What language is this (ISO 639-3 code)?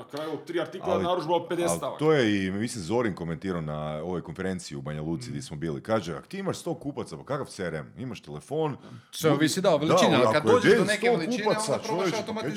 hrv